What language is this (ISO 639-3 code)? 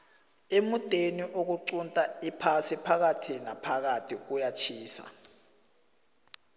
nbl